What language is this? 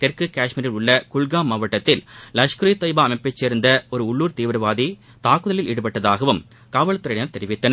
Tamil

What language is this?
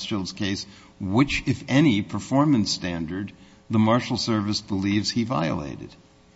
English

